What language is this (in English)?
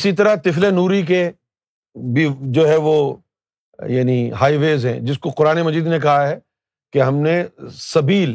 Urdu